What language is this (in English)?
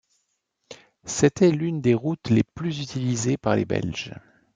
French